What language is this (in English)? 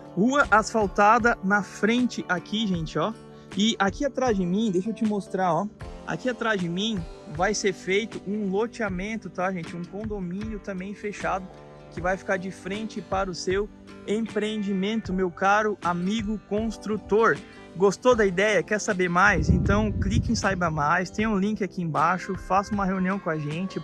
Portuguese